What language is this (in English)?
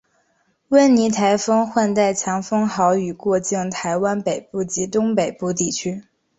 Chinese